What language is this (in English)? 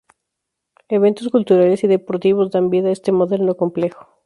Spanish